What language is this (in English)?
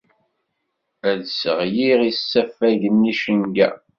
Kabyle